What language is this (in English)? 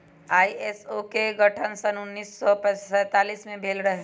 Magahi